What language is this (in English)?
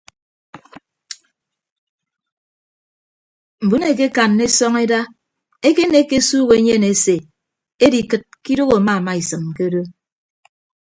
Ibibio